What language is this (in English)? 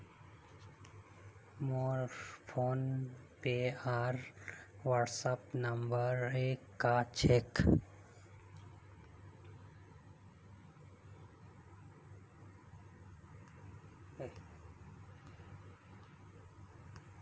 Magahi